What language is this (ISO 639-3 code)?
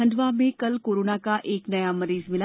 hin